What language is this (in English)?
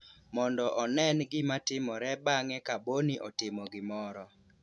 Luo (Kenya and Tanzania)